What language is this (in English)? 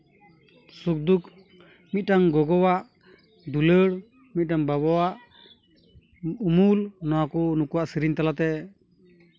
Santali